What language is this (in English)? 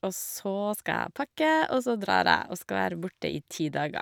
Norwegian